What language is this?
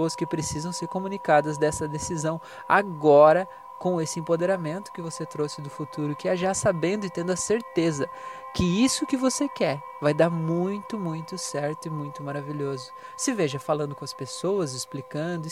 Portuguese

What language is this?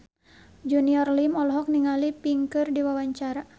Sundanese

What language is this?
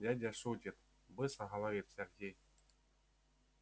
Russian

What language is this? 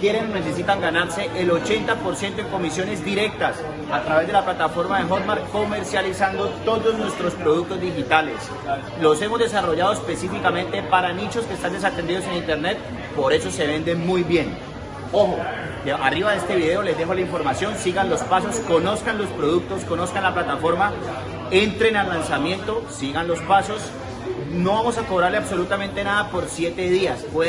Spanish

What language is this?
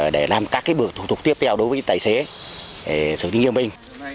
Vietnamese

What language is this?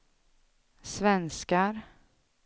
Swedish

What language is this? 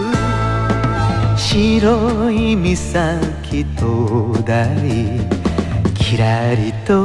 Korean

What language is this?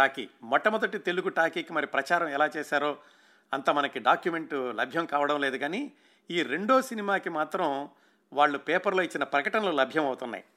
Telugu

